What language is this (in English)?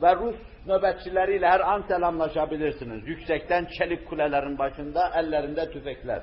Turkish